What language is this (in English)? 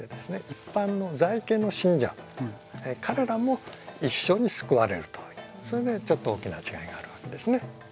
Japanese